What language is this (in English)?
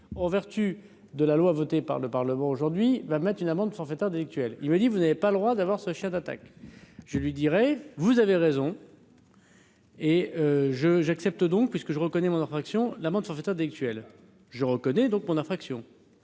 French